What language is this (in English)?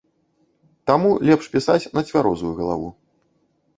Belarusian